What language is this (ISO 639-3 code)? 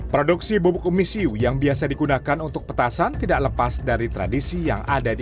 ind